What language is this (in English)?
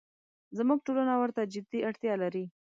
Pashto